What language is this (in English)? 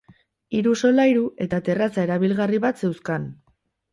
Basque